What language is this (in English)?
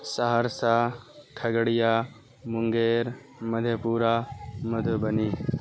Urdu